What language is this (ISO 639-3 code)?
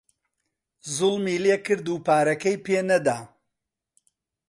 ckb